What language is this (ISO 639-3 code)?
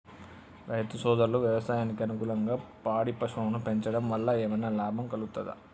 tel